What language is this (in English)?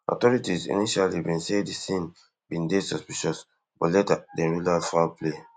Nigerian Pidgin